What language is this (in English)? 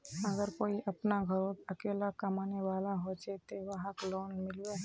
Magahi